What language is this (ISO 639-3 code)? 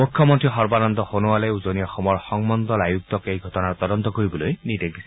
asm